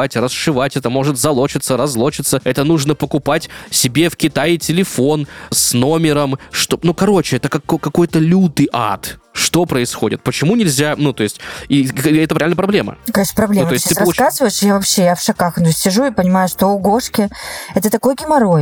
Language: Russian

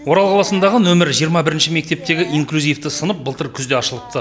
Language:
Kazakh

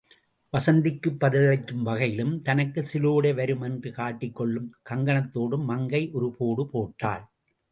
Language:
Tamil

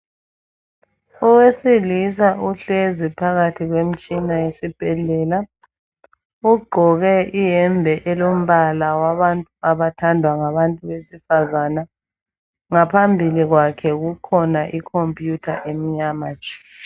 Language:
North Ndebele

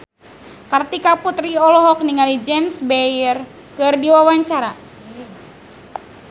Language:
Sundanese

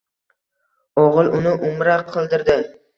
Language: Uzbek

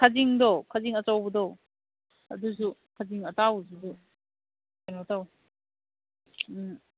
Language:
Manipuri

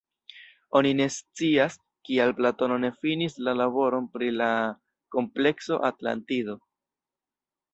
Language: Esperanto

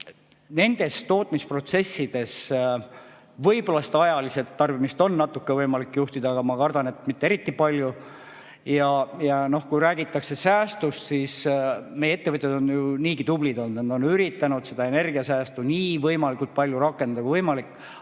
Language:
Estonian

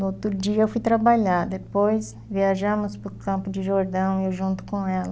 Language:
Portuguese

